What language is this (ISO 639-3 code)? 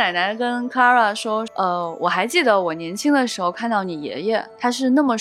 zho